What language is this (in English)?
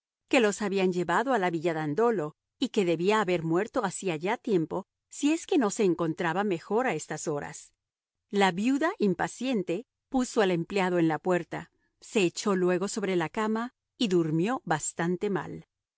Spanish